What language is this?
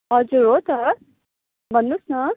Nepali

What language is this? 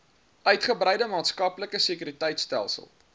Afrikaans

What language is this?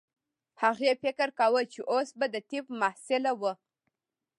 Pashto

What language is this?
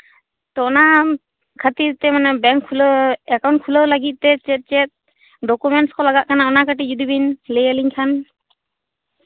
Santali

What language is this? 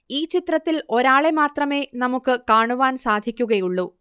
Malayalam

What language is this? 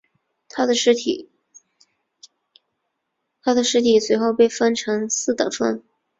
Chinese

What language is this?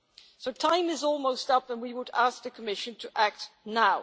English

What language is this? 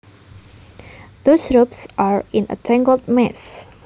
Javanese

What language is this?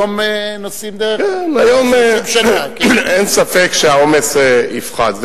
Hebrew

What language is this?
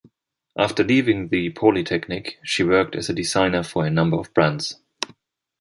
English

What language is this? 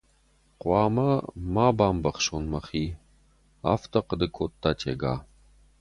Ossetic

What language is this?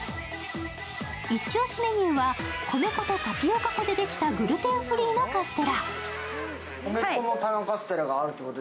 Japanese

